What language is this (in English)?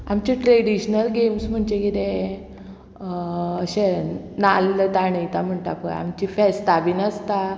Konkani